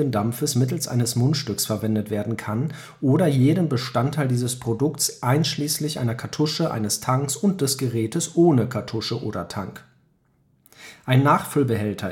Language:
German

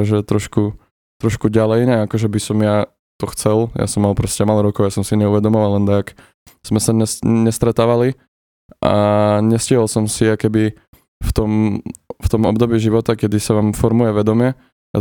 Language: Slovak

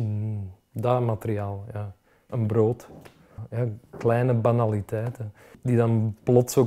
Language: Dutch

